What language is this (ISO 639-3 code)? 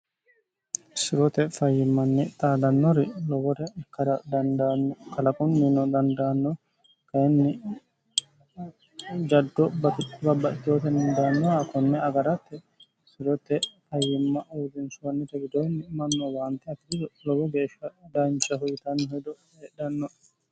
sid